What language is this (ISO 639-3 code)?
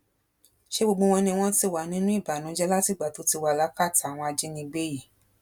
yor